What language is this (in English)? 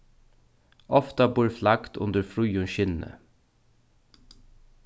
Faroese